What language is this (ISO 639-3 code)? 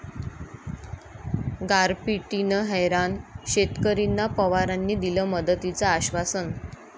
mar